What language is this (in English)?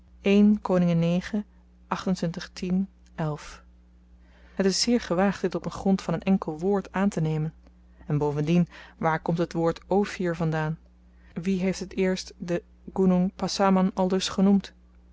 Dutch